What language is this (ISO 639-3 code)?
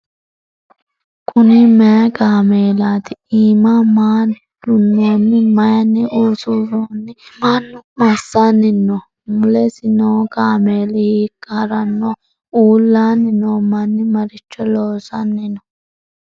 sid